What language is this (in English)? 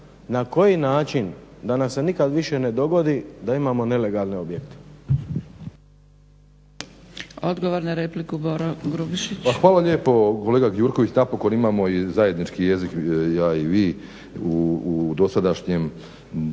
Croatian